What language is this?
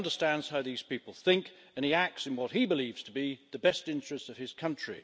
English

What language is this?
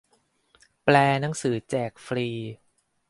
Thai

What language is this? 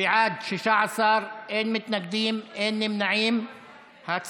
Hebrew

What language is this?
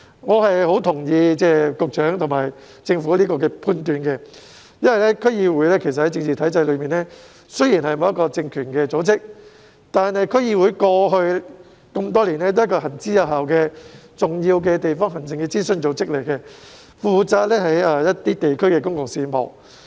Cantonese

